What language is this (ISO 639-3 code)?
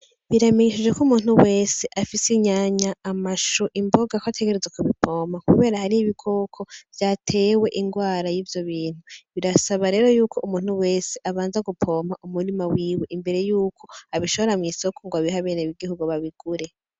run